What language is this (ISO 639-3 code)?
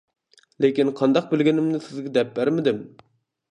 uig